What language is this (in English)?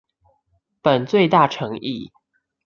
Chinese